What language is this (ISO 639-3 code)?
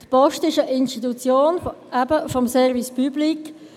gsw